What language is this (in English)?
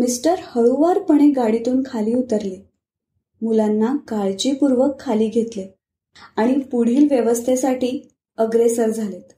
Marathi